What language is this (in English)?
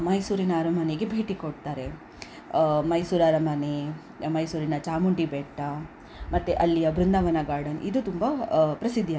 Kannada